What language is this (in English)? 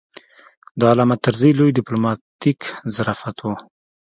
Pashto